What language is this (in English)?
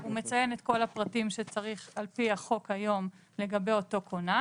Hebrew